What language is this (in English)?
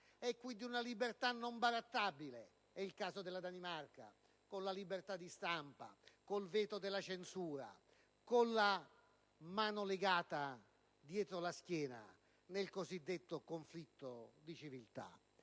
Italian